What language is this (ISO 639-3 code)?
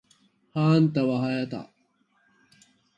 jpn